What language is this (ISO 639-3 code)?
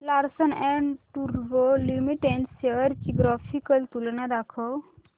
mar